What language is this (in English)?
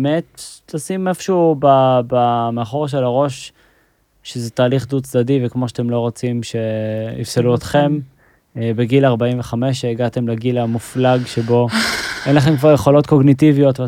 Hebrew